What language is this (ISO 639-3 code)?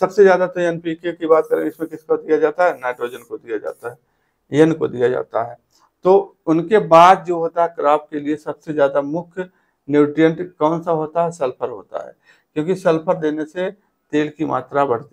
hin